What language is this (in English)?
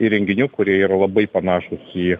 Lithuanian